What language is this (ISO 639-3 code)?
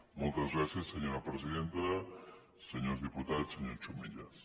cat